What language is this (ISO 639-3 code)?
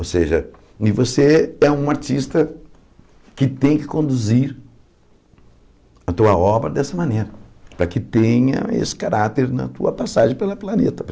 por